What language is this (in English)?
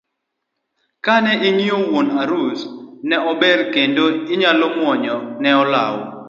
Luo (Kenya and Tanzania)